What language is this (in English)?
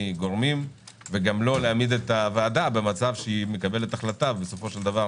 Hebrew